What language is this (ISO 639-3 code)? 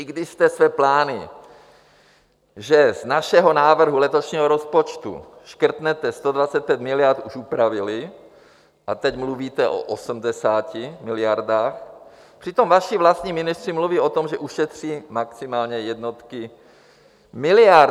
ces